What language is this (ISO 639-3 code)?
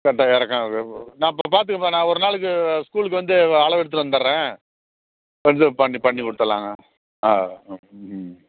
tam